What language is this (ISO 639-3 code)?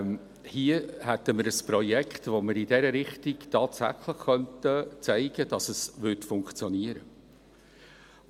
gsw